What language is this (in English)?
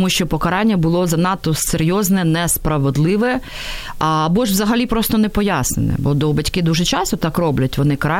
Ukrainian